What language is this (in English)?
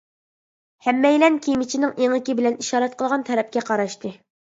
Uyghur